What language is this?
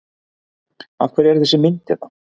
Icelandic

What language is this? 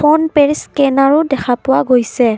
Assamese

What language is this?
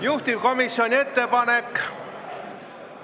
Estonian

